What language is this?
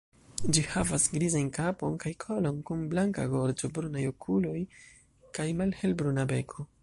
Esperanto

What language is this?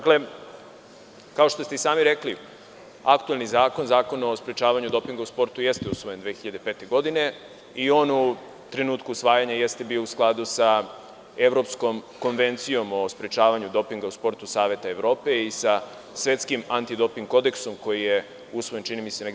Serbian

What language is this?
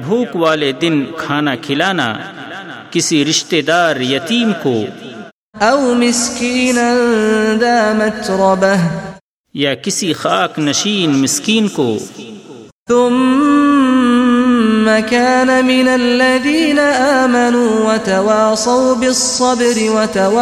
Urdu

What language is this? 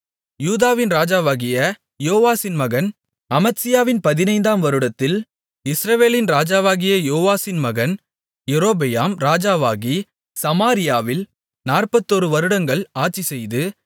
Tamil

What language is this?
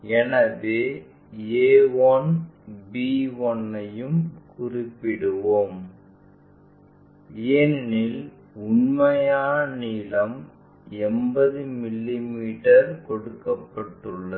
Tamil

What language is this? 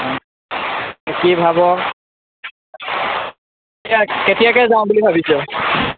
Assamese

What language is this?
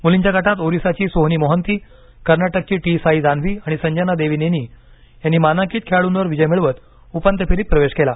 Marathi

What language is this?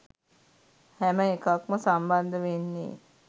Sinhala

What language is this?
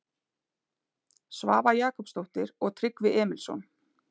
Icelandic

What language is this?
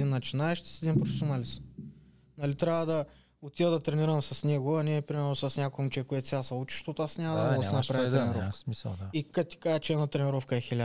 Bulgarian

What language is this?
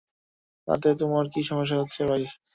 Bangla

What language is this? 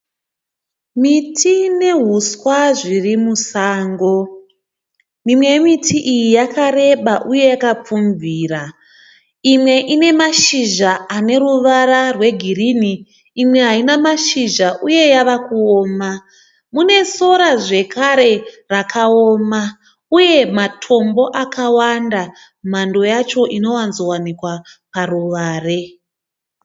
Shona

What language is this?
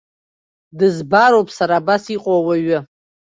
Abkhazian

